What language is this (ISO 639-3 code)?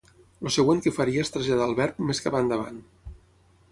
cat